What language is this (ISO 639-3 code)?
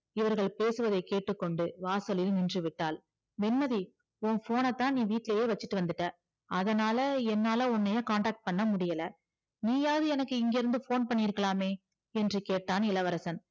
tam